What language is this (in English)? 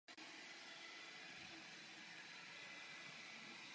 Czech